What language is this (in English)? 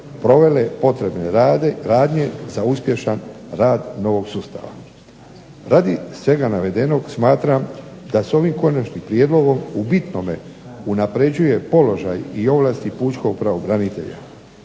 Croatian